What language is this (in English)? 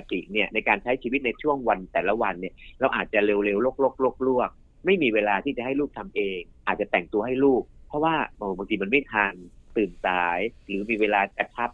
Thai